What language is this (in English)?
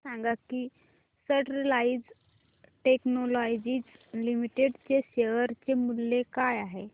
Marathi